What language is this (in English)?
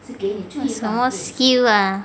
English